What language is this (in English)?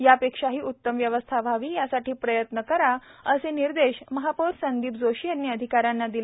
Marathi